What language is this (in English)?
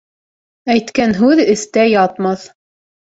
Bashkir